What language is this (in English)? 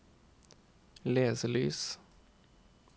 Norwegian